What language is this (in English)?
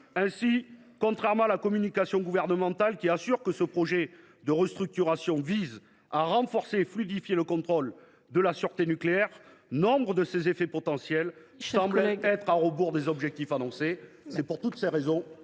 French